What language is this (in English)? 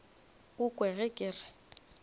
Northern Sotho